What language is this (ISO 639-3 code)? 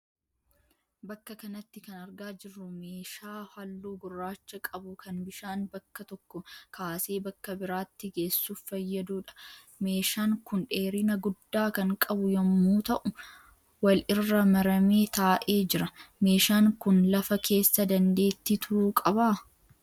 orm